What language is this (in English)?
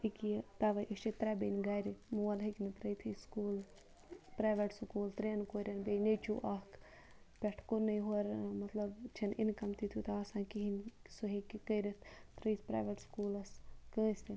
Kashmiri